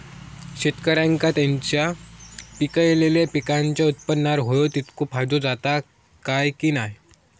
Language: Marathi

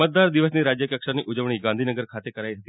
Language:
Gujarati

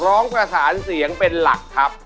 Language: Thai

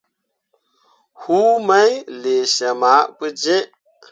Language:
Mundang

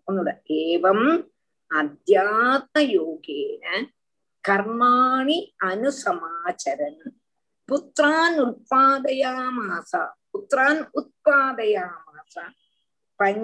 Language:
Tamil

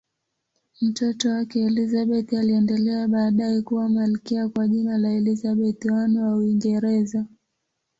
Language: Swahili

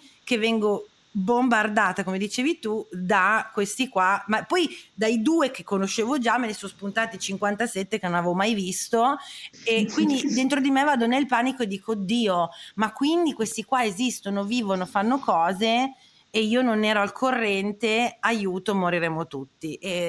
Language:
Italian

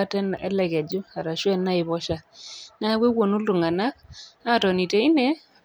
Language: Masai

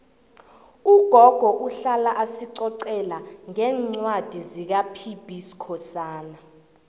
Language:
South Ndebele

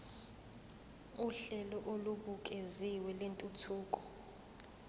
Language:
Zulu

